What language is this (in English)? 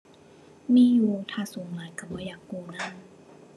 Thai